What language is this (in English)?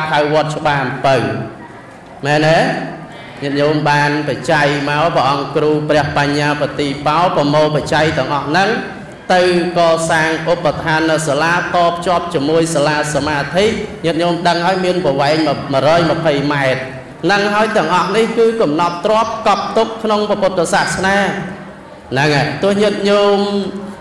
Vietnamese